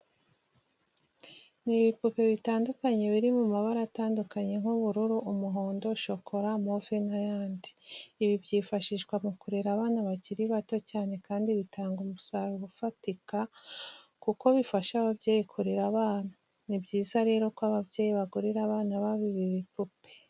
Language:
Kinyarwanda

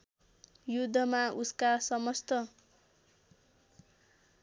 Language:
Nepali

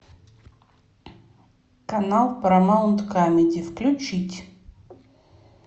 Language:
Russian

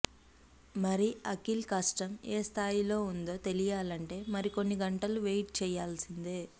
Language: Telugu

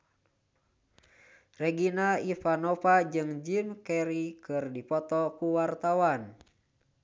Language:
Sundanese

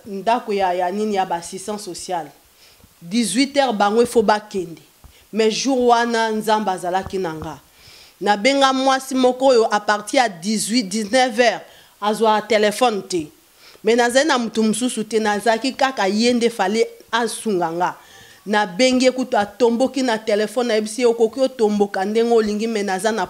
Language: French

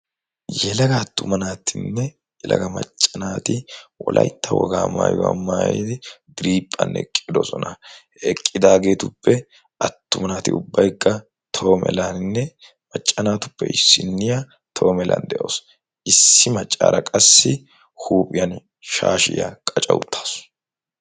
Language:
Wolaytta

